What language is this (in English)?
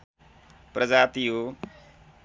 Nepali